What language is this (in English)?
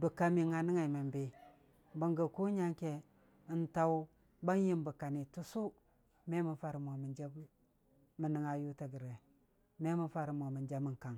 Dijim-Bwilim